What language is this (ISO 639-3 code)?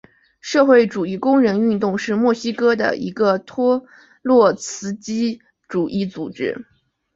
zho